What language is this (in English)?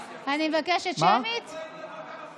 Hebrew